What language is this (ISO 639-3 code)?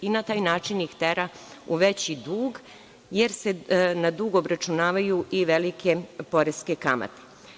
srp